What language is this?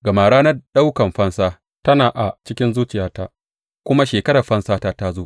Hausa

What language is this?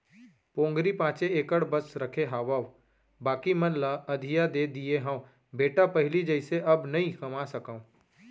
Chhattisgarhi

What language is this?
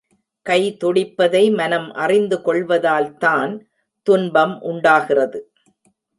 Tamil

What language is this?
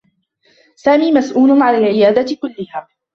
Arabic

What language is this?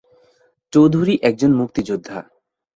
Bangla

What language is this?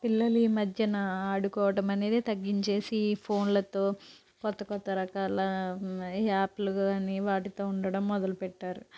Telugu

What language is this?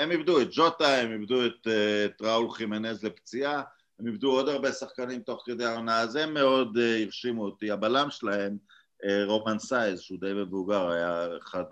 Hebrew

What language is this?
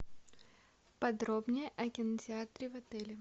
Russian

